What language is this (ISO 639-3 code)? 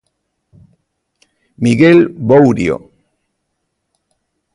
glg